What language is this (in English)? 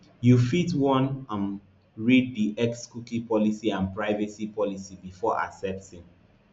Nigerian Pidgin